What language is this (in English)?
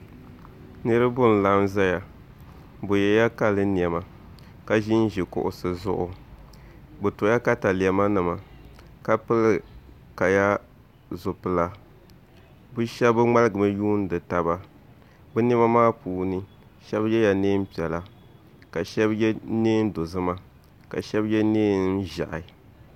Dagbani